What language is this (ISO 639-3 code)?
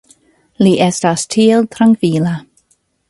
epo